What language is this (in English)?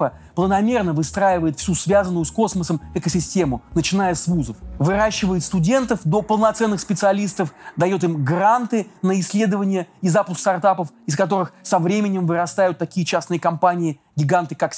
Russian